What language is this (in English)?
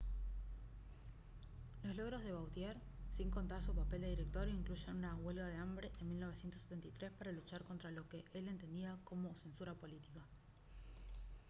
Spanish